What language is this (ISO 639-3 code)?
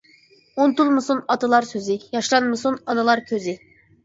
uig